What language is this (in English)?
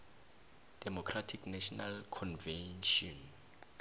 South Ndebele